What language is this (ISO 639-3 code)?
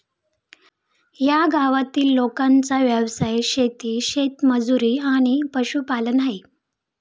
mar